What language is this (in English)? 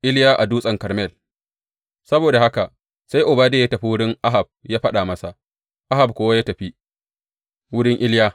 Hausa